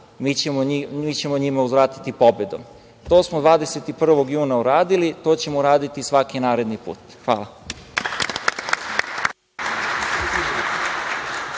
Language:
Serbian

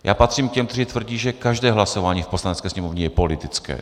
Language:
Czech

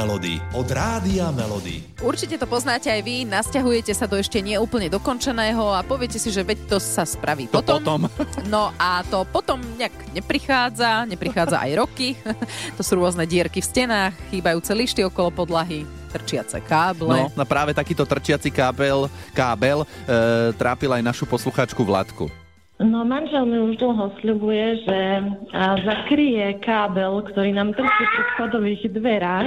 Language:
Slovak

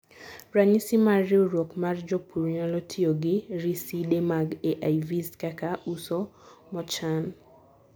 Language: Luo (Kenya and Tanzania)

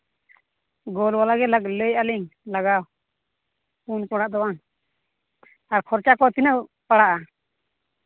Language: Santali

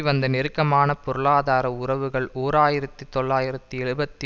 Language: Tamil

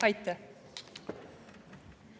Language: Estonian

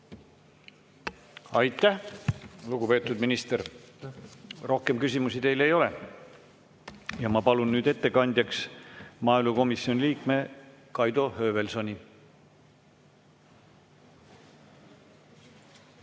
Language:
Estonian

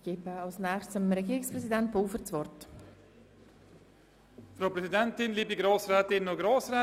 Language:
Swiss German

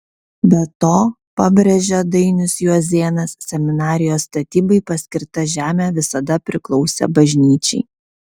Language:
Lithuanian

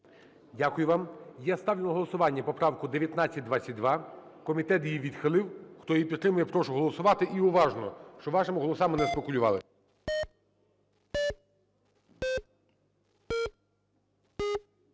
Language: Ukrainian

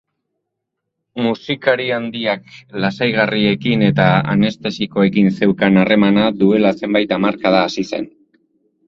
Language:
Basque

